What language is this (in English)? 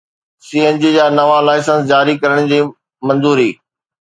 Sindhi